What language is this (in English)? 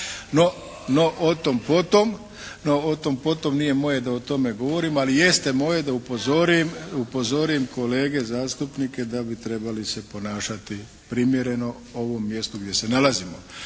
Croatian